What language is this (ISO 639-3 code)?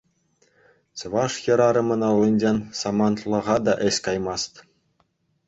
chv